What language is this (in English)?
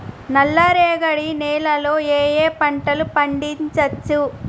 Telugu